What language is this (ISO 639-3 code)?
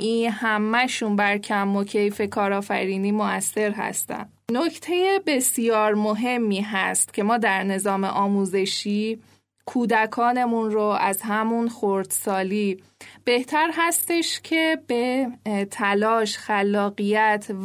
fas